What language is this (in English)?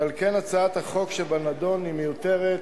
Hebrew